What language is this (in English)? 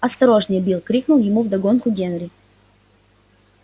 Russian